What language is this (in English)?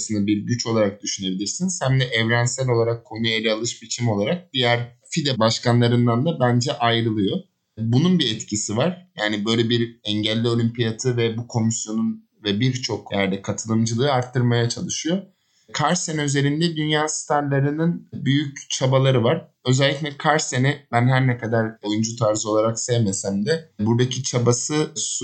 Turkish